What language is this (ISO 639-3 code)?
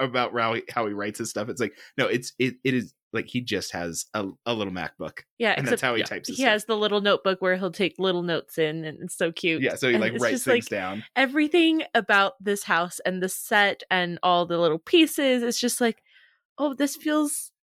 eng